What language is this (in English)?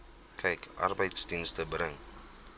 Afrikaans